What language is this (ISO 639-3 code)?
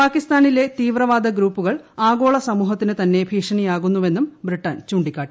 mal